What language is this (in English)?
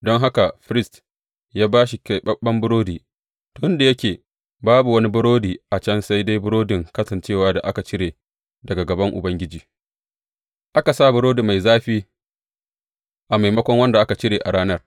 Hausa